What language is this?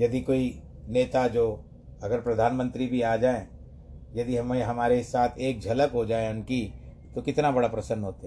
Hindi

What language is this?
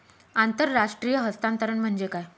Marathi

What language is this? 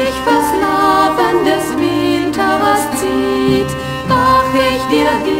Latvian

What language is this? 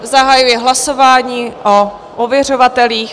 Czech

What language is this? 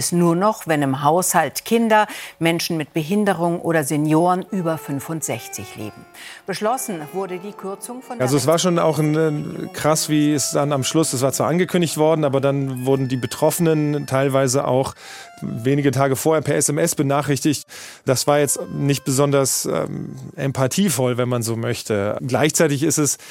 German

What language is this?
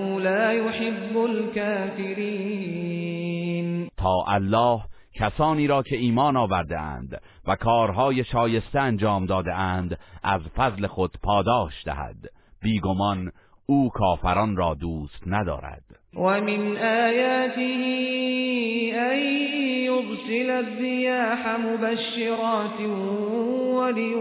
Persian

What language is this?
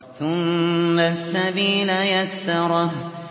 Arabic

